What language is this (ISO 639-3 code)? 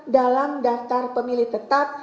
ind